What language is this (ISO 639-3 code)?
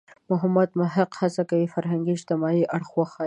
pus